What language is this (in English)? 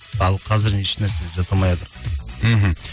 Kazakh